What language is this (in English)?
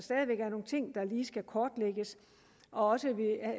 Danish